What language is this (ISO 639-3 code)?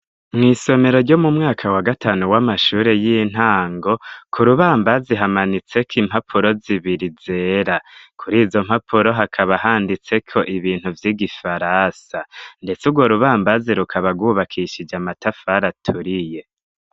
run